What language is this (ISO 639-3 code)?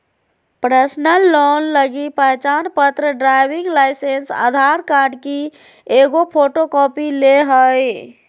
mag